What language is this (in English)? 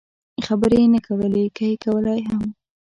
Pashto